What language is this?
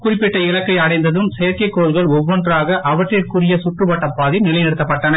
Tamil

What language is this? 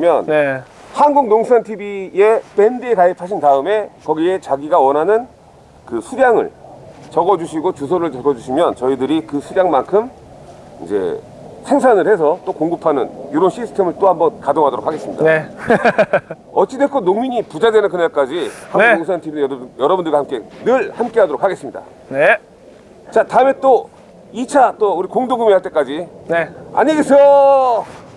Korean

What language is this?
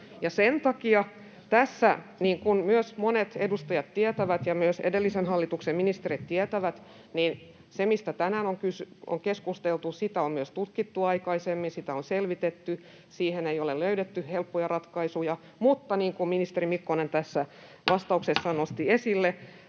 Finnish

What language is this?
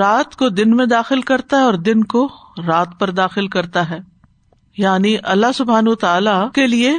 Urdu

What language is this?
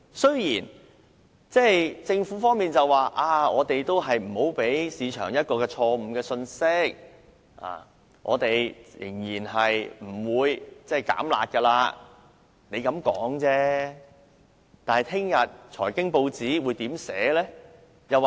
Cantonese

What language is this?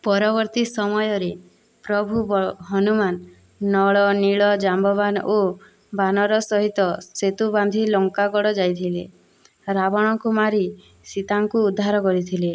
Odia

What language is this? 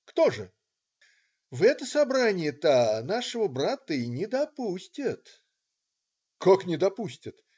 Russian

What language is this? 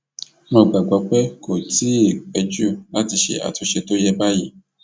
Yoruba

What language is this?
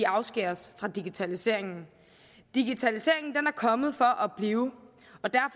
Danish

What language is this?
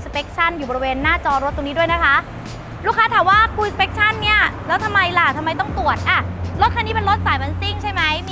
Thai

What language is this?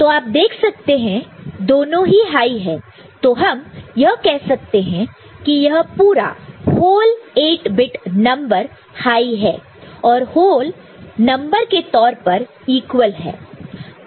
Hindi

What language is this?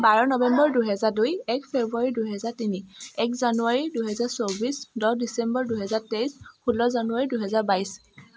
Assamese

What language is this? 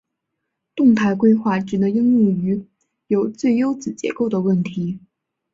Chinese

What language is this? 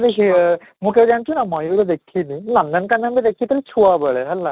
Odia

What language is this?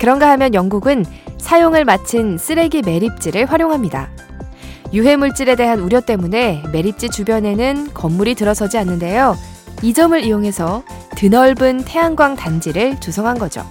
Korean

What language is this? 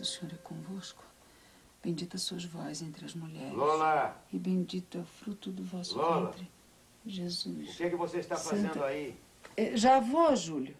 Portuguese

